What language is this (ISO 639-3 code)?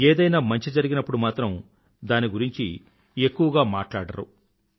tel